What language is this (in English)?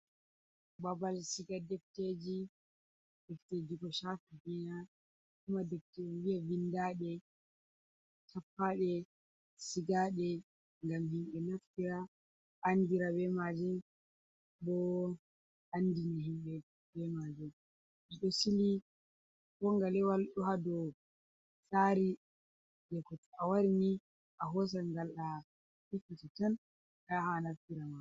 Fula